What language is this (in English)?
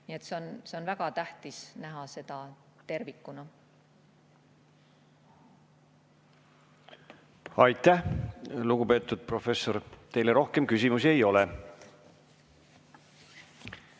Estonian